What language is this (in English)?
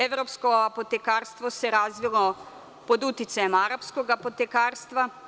Serbian